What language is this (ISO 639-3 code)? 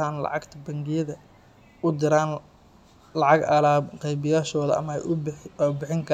som